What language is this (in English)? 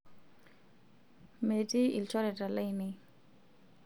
Masai